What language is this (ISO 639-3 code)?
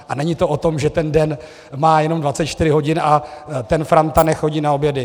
ces